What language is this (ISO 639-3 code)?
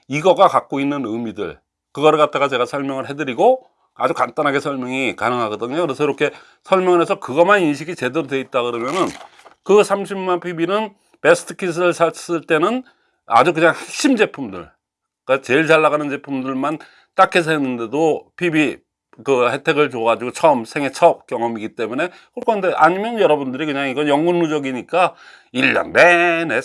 kor